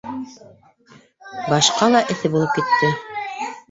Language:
Bashkir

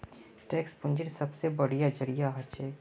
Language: Magahi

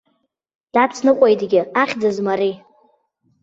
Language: Abkhazian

